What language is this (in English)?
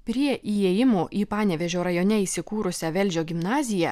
Lithuanian